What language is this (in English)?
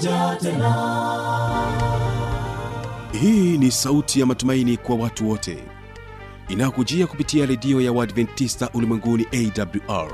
Swahili